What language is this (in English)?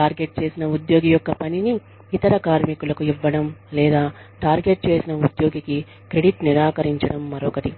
Telugu